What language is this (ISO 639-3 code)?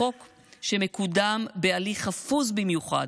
heb